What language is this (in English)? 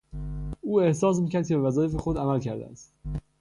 Persian